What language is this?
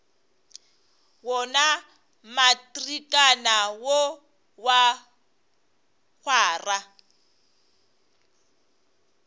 Northern Sotho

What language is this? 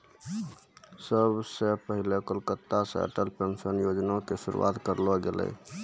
Maithili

